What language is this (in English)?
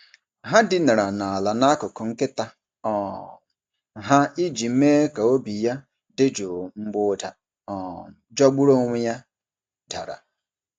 Igbo